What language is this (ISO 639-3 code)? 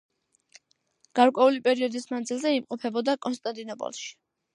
kat